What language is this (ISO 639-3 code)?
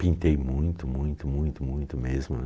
por